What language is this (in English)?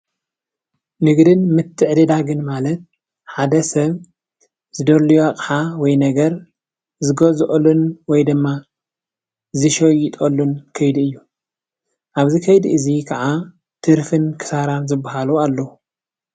Tigrinya